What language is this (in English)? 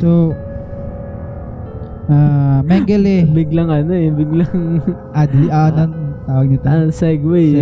Filipino